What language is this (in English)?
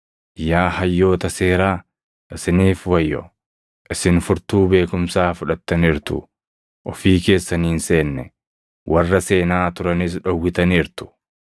Oromo